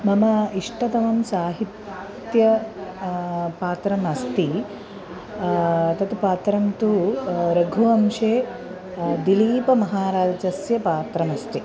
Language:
Sanskrit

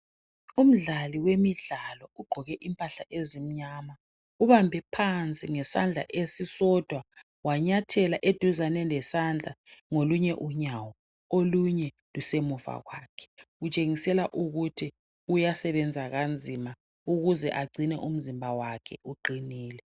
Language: North Ndebele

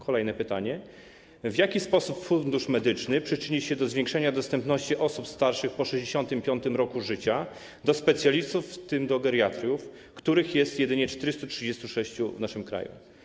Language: Polish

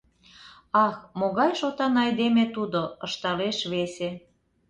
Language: Mari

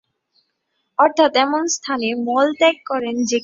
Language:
Bangla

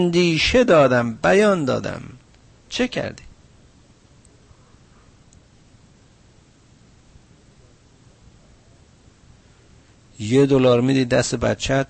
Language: Persian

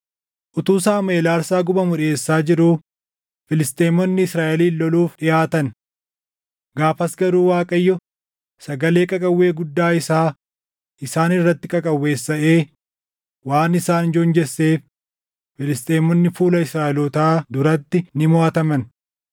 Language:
Oromo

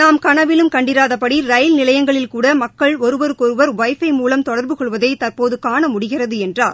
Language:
Tamil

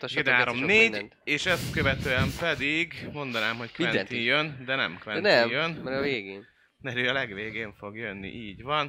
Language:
Hungarian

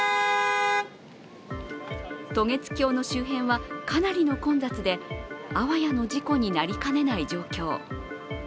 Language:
Japanese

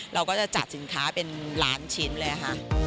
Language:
Thai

